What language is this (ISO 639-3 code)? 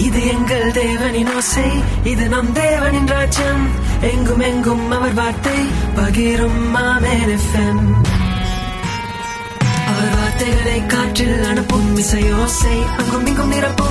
urd